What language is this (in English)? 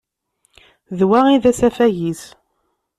Kabyle